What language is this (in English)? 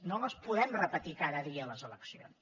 Catalan